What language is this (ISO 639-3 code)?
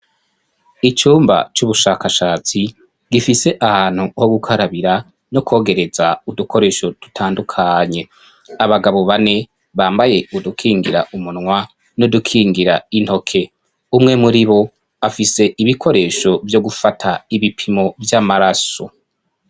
run